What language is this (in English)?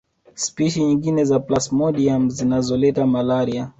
Swahili